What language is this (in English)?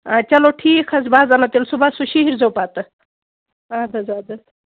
Kashmiri